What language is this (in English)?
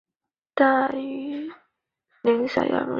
Chinese